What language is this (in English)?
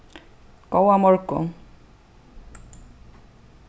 Faroese